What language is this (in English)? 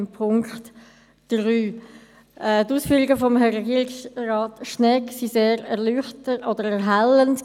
Swiss German